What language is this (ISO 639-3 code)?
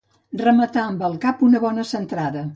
cat